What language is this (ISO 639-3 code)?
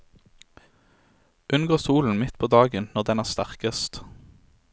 nor